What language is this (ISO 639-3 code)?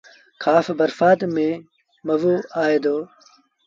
sbn